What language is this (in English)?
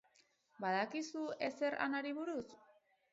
Basque